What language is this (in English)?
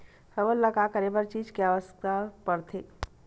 Chhattisgarhi